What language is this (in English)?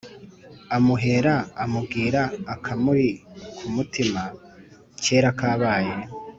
Kinyarwanda